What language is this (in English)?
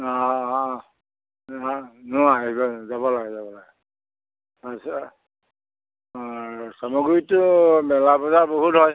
Assamese